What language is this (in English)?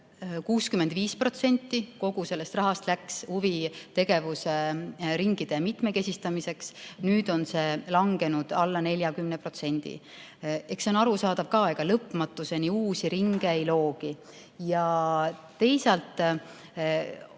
Estonian